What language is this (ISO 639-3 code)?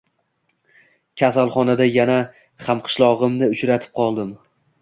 uzb